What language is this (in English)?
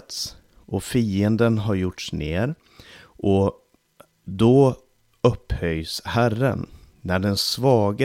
Swedish